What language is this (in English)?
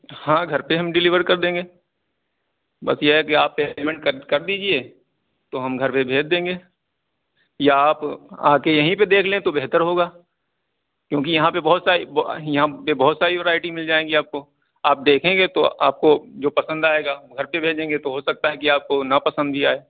Urdu